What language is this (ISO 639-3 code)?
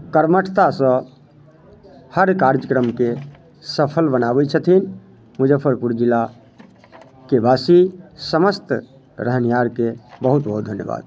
mai